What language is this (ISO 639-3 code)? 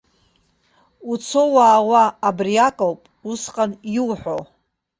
abk